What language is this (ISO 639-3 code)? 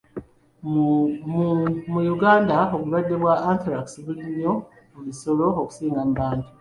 lug